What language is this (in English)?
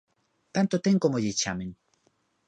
Galician